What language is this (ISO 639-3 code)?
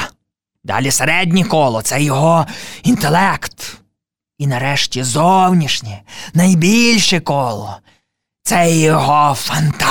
ukr